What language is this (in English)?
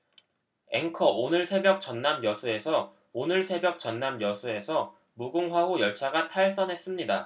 Korean